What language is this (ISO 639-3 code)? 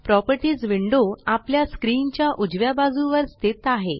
mar